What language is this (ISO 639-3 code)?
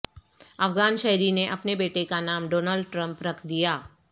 urd